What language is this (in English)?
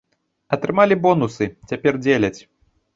Belarusian